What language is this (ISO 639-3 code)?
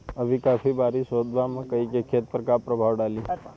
bho